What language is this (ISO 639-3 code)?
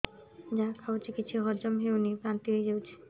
ori